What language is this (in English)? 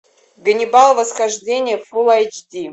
Russian